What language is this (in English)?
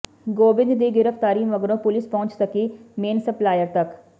Punjabi